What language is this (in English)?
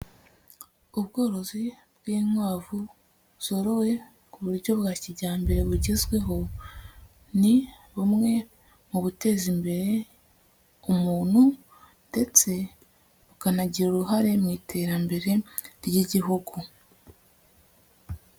Kinyarwanda